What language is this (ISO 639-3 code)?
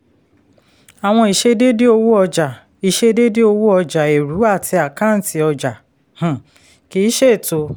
yor